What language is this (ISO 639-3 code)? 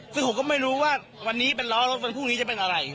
tha